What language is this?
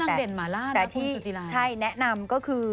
Thai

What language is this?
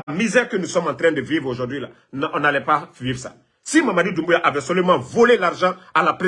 French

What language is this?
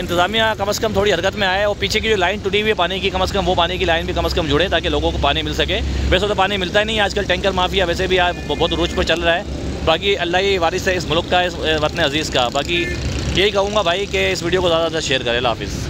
Hindi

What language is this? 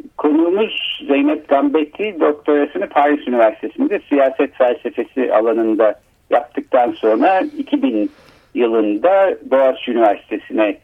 Turkish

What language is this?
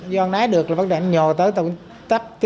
Vietnamese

